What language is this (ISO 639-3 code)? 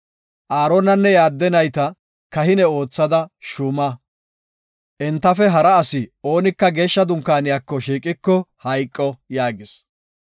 gof